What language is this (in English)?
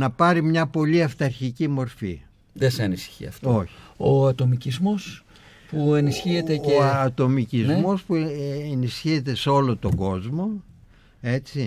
Greek